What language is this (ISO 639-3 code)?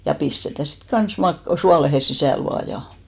fin